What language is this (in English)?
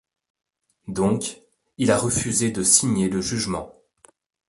French